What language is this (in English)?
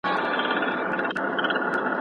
Pashto